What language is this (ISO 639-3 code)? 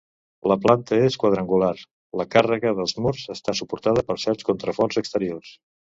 cat